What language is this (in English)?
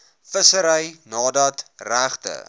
Afrikaans